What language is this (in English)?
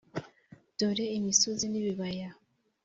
Kinyarwanda